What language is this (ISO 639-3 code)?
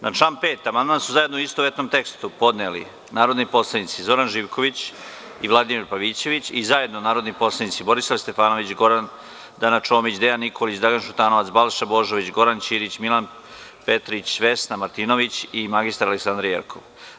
srp